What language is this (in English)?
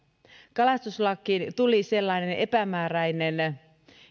Finnish